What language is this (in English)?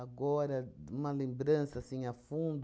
Portuguese